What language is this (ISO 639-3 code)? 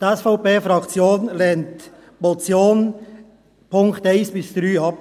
gsw